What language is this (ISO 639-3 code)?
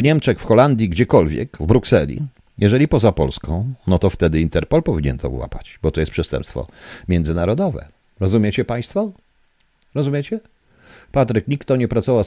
pol